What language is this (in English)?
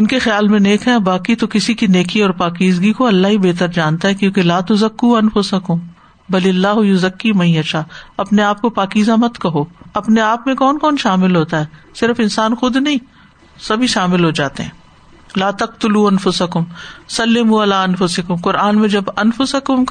Urdu